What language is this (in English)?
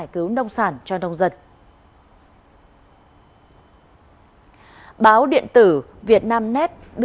Vietnamese